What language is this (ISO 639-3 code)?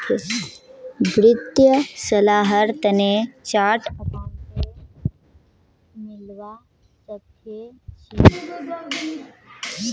mag